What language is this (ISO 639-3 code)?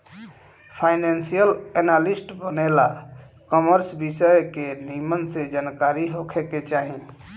bho